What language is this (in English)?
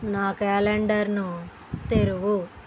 Telugu